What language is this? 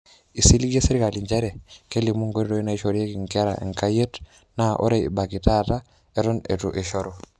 Masai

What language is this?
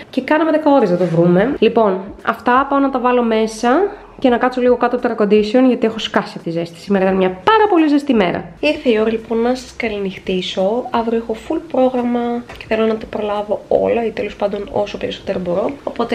Greek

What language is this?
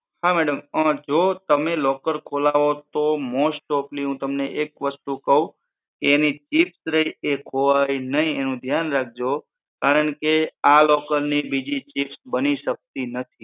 Gujarati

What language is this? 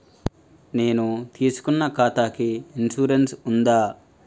Telugu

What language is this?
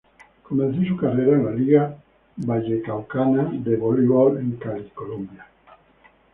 Spanish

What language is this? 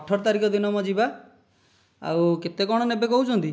Odia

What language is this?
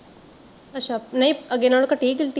Punjabi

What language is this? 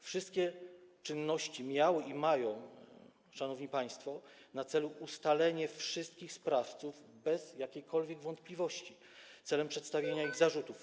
Polish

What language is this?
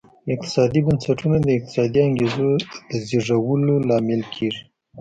Pashto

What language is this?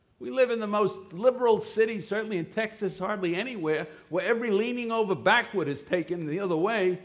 English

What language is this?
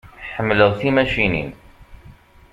Kabyle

